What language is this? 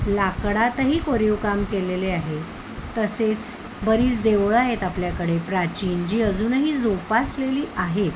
Marathi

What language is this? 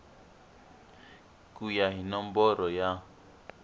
Tsonga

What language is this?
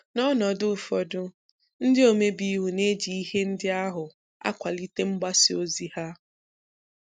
Igbo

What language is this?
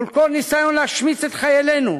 Hebrew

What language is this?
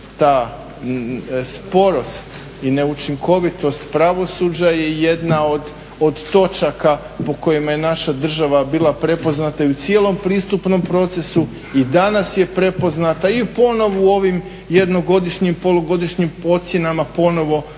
Croatian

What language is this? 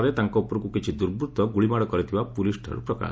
Odia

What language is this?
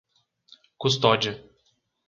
Portuguese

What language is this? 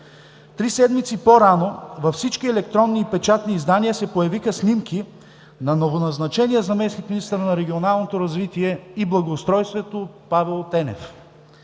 Bulgarian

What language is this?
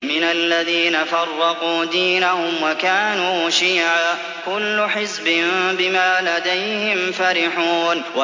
Arabic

